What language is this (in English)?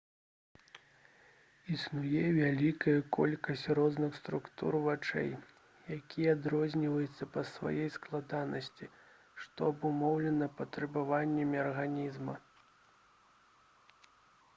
Belarusian